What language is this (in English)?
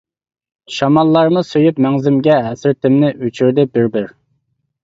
Uyghur